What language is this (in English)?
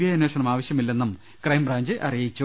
Malayalam